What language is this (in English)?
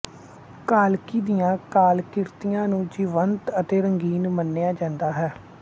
Punjabi